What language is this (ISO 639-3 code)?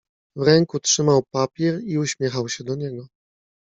pol